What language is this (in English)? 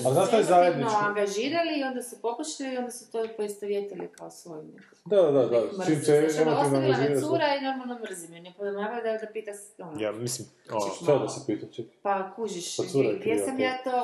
Croatian